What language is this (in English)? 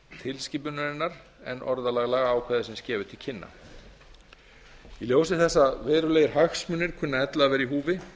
Icelandic